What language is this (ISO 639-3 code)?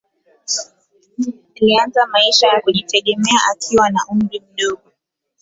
swa